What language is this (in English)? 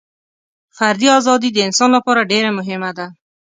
Pashto